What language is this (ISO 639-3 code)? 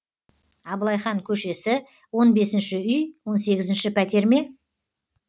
kaz